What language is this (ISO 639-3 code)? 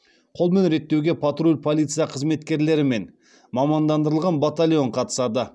kaz